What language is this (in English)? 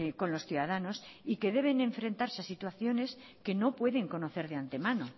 Spanish